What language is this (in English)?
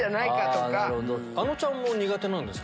Japanese